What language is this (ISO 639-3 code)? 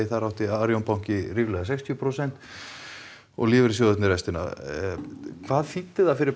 isl